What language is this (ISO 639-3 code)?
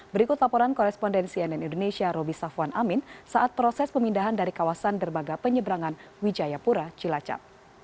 ind